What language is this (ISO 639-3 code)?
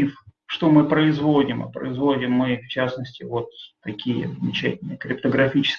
rus